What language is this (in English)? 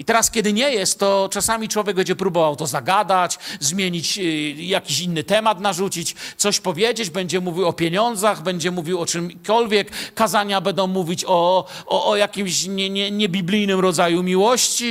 Polish